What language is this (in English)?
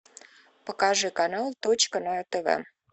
Russian